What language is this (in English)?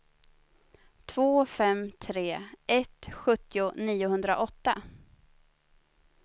Swedish